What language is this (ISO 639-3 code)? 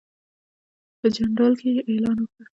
pus